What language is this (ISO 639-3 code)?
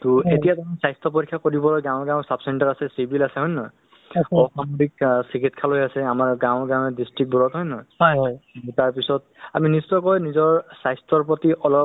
asm